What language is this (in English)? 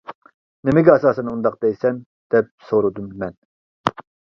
Uyghur